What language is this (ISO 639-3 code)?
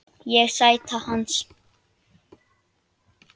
isl